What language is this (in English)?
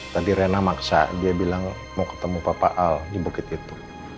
Indonesian